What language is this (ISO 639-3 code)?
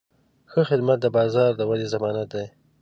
pus